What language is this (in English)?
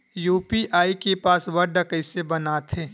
Chhattisgarhi